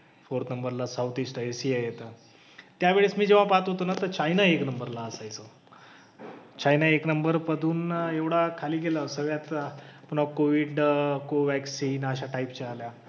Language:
Marathi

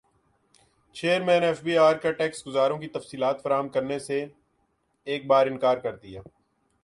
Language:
Urdu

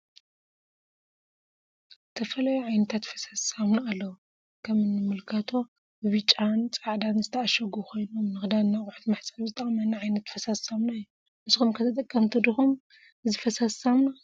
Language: Tigrinya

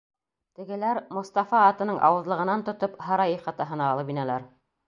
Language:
Bashkir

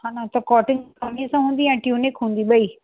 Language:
Sindhi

